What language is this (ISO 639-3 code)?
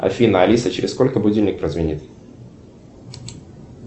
rus